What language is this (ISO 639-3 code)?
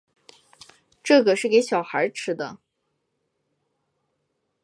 zho